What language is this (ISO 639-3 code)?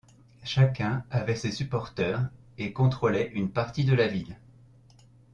fra